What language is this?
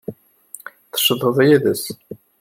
Kabyle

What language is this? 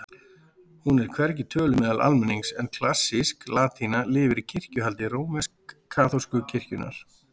Icelandic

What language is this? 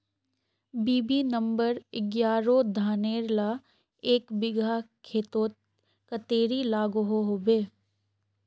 Magahi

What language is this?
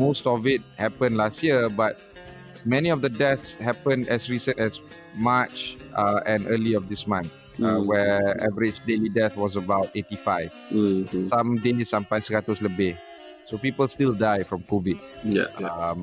Malay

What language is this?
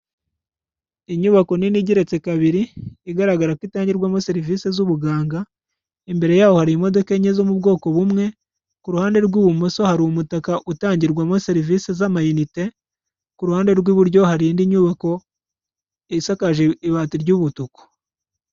Kinyarwanda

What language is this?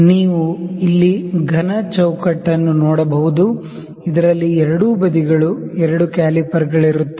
Kannada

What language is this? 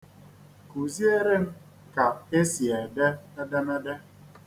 Igbo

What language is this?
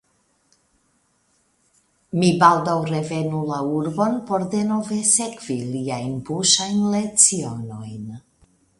Esperanto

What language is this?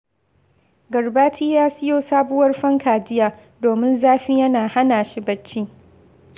Hausa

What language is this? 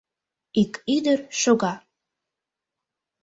Mari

